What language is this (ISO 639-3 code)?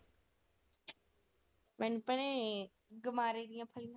pan